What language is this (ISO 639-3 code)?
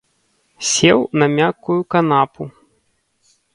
bel